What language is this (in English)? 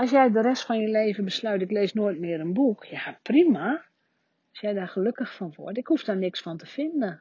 Dutch